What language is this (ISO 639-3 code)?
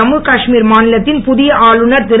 tam